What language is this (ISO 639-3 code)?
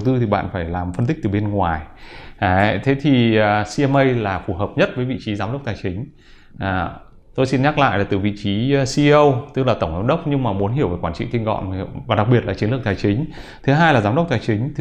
vie